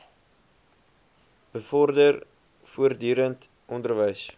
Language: Afrikaans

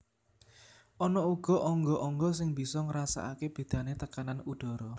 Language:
Javanese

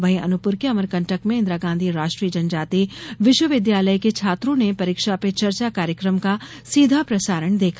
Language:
Hindi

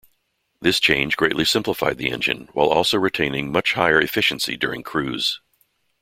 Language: English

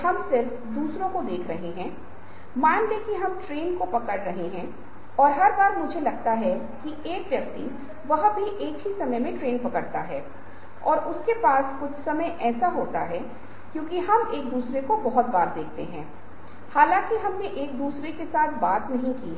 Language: Hindi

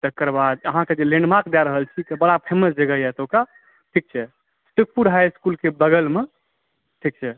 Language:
Maithili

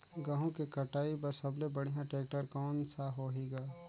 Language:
Chhattisgarhi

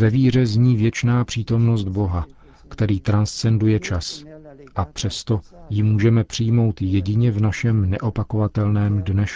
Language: Czech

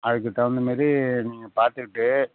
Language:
Tamil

